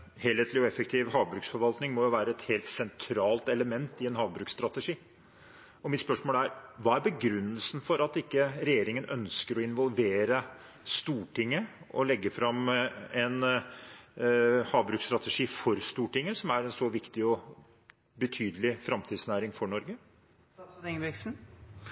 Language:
Norwegian Bokmål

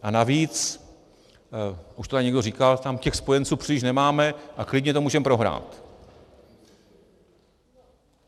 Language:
Czech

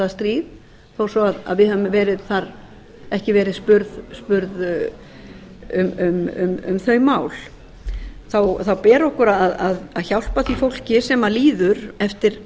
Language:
Icelandic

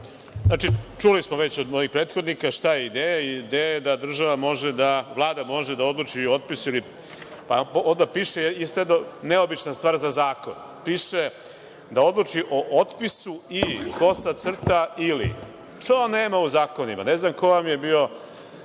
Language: Serbian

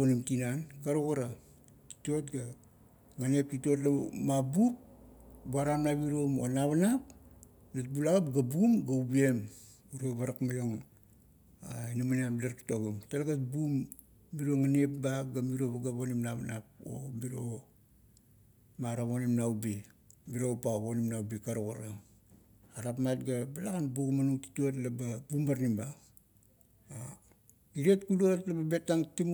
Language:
Kuot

